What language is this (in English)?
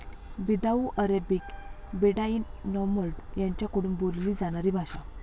Marathi